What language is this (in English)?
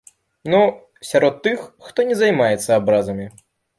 Belarusian